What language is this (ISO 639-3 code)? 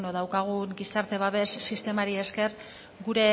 eus